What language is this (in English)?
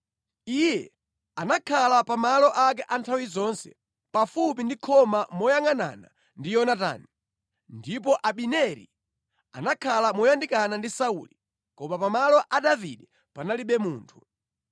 Nyanja